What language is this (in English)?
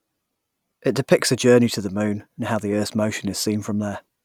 English